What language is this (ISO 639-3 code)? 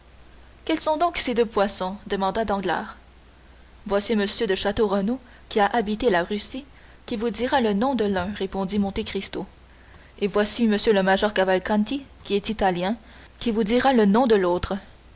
fra